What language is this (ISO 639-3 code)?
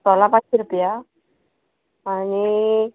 kok